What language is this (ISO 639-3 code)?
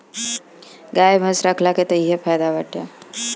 bho